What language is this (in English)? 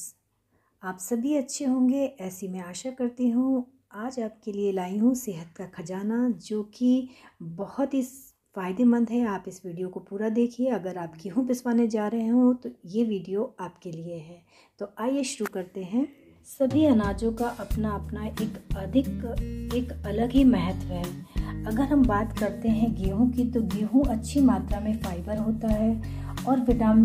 Hindi